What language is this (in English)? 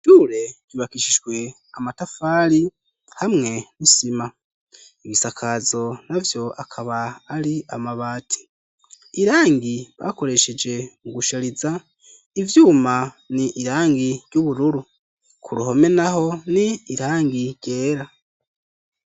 Rundi